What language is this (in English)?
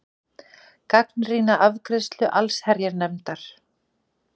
Icelandic